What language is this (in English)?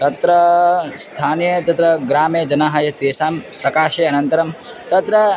Sanskrit